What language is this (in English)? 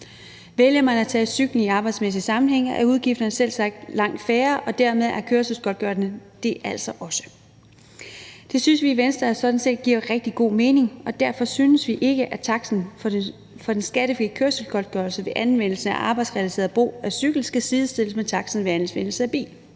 Danish